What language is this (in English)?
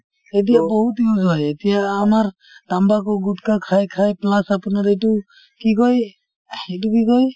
Assamese